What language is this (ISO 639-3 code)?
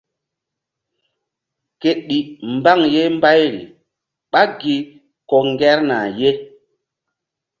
mdd